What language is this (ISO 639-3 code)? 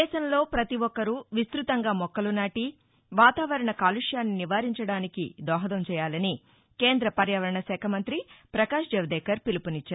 tel